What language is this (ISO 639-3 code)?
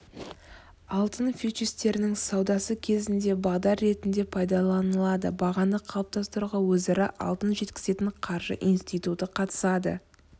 kaz